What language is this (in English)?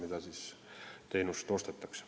Estonian